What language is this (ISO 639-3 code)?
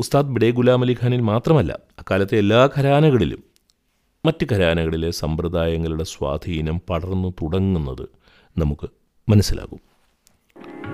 mal